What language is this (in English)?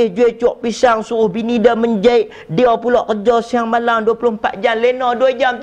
Malay